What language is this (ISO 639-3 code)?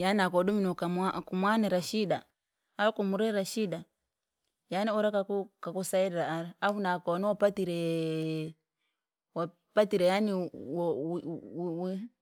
lag